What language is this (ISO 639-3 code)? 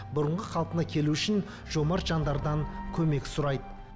kaz